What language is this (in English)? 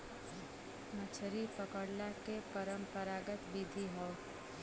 Bhojpuri